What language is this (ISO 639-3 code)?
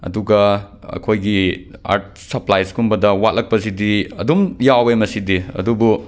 mni